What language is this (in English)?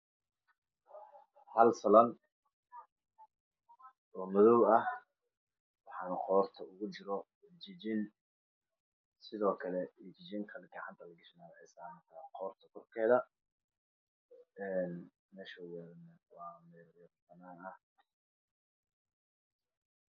Somali